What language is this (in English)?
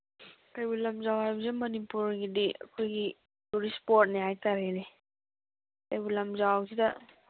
Manipuri